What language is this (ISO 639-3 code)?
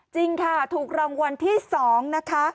tha